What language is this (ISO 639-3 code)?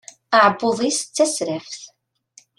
kab